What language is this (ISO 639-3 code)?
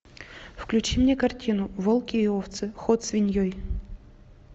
rus